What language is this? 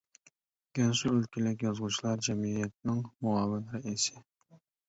Uyghur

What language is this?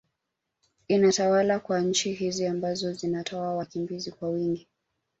Swahili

